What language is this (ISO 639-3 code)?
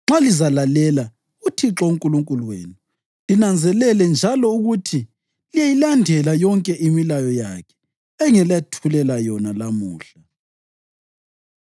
nde